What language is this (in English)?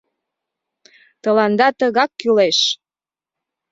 Mari